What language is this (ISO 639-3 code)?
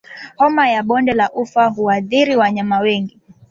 swa